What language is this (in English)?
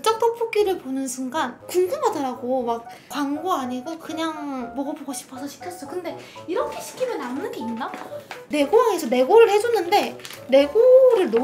Korean